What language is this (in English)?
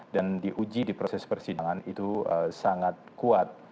Indonesian